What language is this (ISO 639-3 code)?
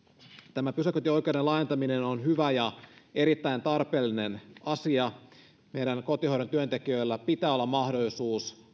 fin